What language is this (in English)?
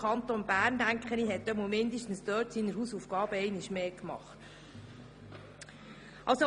Swiss German